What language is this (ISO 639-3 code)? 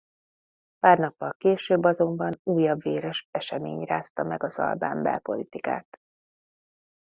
hun